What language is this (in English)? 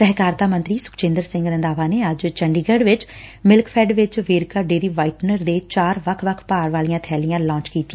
Punjabi